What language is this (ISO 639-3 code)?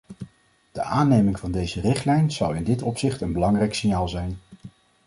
nld